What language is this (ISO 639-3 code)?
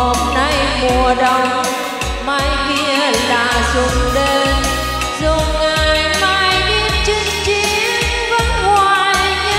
vie